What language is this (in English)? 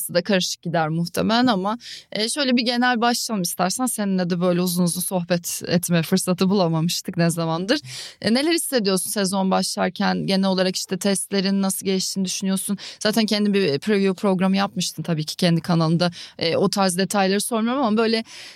Turkish